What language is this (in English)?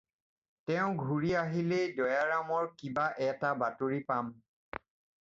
Assamese